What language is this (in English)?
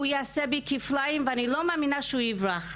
Hebrew